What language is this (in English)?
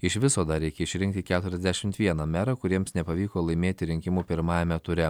Lithuanian